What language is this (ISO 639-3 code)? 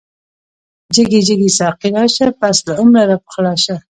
pus